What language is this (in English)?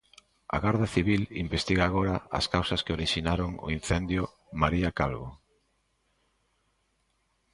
Galician